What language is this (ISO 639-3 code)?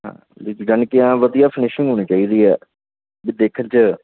pan